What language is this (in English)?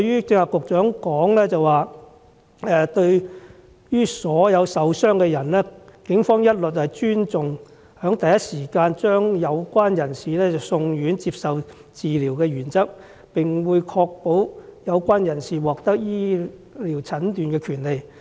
Cantonese